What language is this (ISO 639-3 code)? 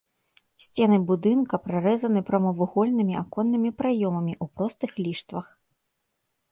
bel